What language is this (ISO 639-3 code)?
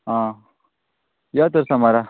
kok